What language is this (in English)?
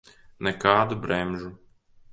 Latvian